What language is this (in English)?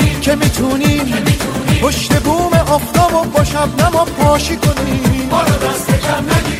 Persian